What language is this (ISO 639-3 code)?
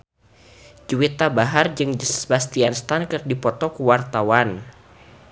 sun